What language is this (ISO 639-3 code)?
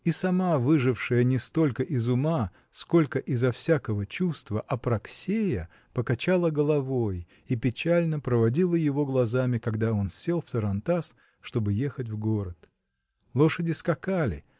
rus